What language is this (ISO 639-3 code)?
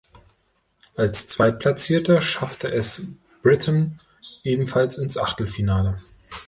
deu